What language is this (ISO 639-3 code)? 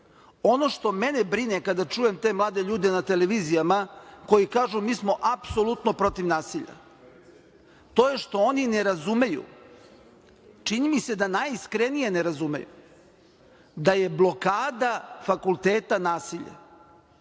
srp